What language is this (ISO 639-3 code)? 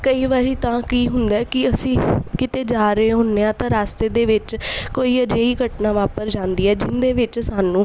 pan